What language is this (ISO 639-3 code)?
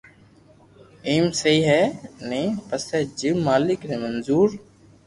lrk